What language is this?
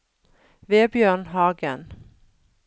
Norwegian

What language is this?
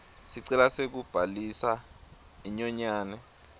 Swati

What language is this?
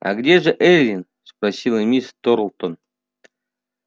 Russian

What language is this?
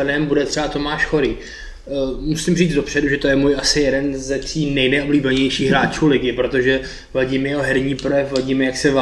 Czech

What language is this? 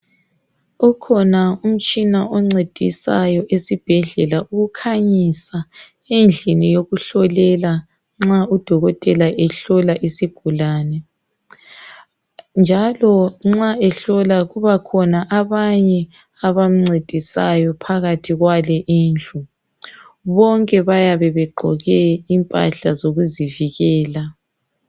North Ndebele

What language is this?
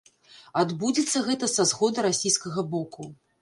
Belarusian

